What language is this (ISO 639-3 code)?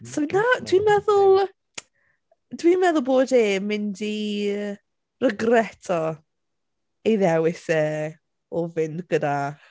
cym